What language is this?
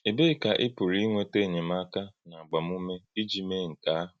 Igbo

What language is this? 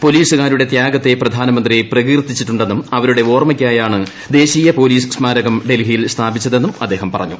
Malayalam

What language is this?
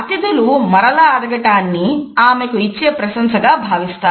Telugu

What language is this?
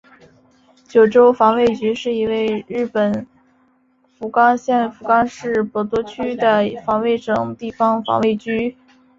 Chinese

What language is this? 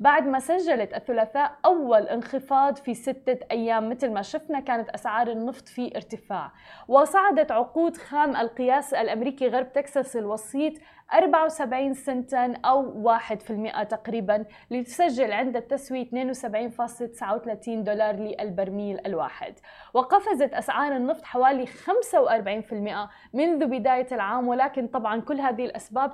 Arabic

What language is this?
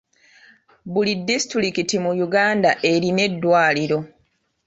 Ganda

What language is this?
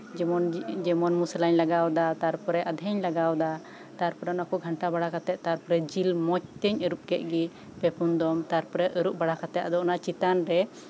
Santali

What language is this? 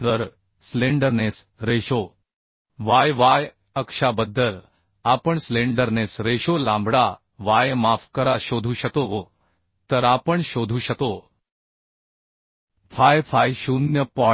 Marathi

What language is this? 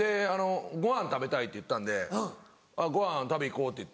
Japanese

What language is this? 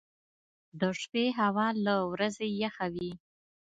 Pashto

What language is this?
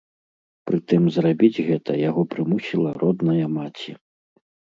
Belarusian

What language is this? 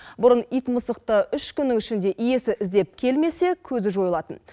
Kazakh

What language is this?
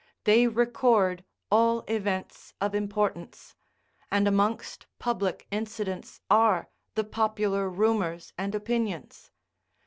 English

